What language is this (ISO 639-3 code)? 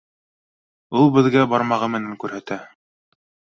bak